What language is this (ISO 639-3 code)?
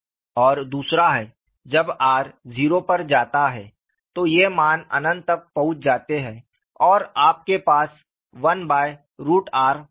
hin